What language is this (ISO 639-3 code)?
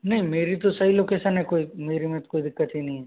hin